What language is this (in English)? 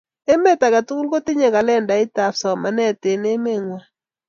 Kalenjin